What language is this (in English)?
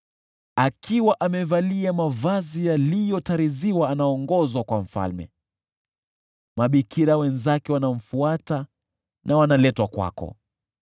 Swahili